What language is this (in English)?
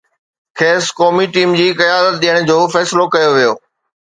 Sindhi